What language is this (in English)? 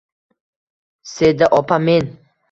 Uzbek